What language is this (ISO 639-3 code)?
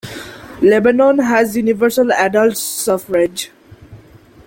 eng